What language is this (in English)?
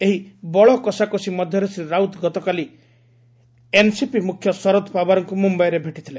Odia